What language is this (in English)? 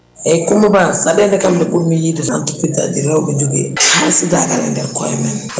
Fula